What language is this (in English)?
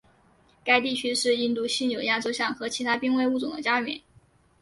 Chinese